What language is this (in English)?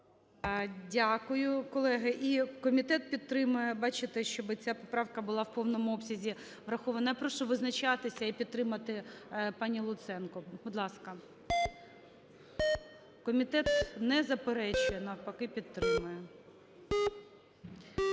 Ukrainian